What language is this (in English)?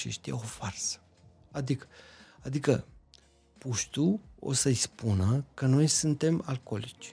Romanian